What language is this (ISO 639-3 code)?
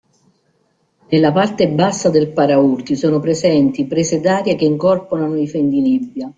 ita